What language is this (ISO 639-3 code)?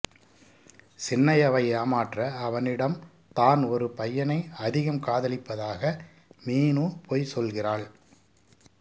tam